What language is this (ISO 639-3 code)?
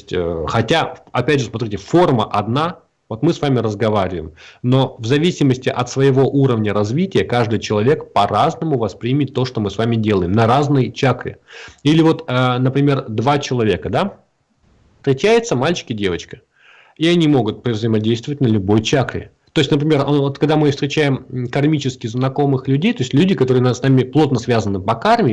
rus